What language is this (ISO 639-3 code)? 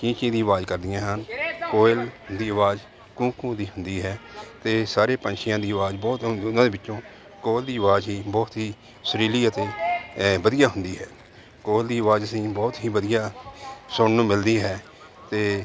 pan